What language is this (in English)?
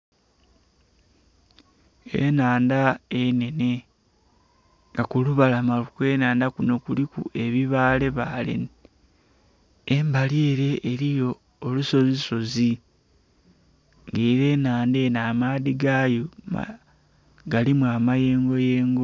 Soga